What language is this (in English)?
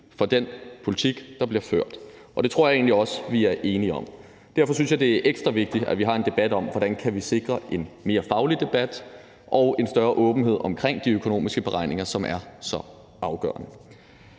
Danish